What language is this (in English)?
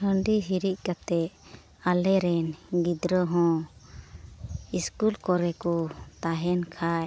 Santali